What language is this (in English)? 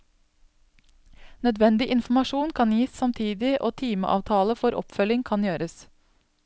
Norwegian